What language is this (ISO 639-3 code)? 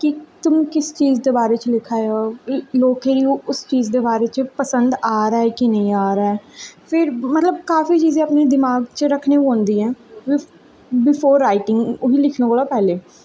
doi